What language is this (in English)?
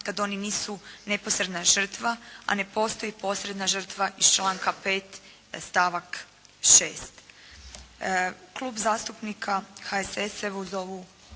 Croatian